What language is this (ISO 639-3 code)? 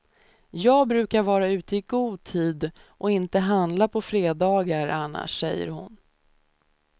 swe